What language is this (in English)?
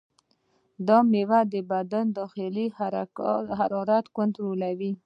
Pashto